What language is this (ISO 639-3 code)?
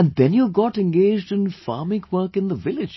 eng